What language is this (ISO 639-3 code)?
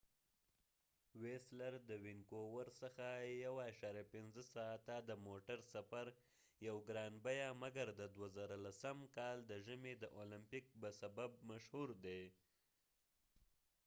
pus